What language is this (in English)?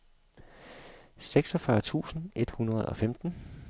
Danish